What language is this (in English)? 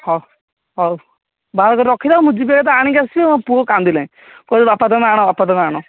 Odia